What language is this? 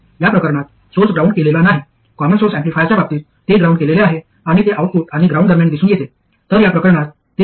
Marathi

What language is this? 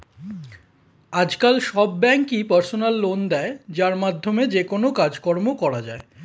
Bangla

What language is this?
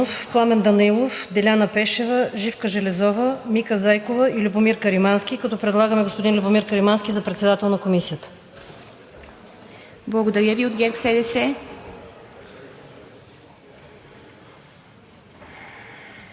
Bulgarian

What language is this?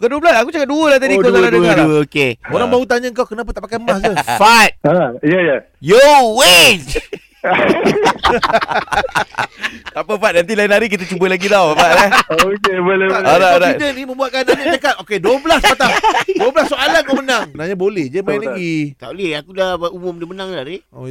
Malay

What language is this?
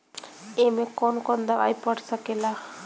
Bhojpuri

